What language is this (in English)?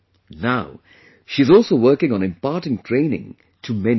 English